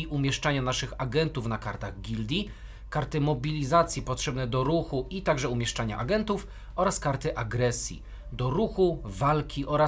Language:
Polish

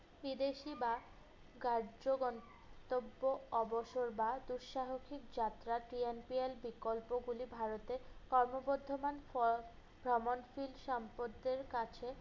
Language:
Bangla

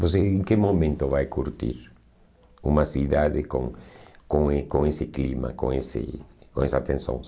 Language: Portuguese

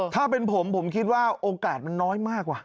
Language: Thai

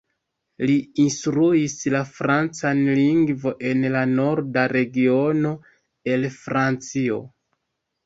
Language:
Esperanto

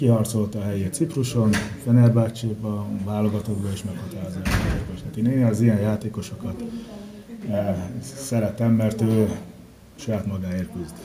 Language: Hungarian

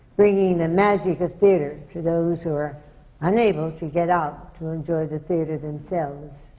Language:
English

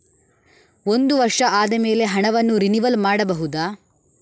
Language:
Kannada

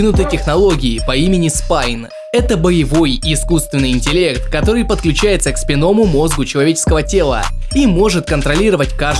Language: Russian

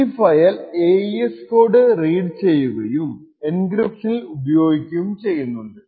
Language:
Malayalam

